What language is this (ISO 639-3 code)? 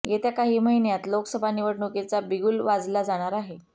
mar